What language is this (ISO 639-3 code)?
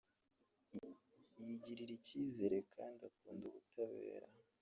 kin